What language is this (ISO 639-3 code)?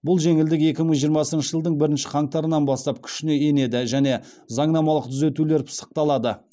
kaz